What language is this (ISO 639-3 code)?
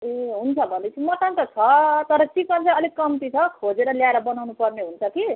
nep